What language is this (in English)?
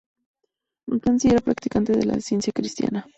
Spanish